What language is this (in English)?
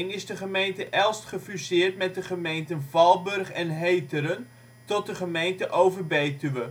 Dutch